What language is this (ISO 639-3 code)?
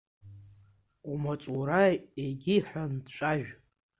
abk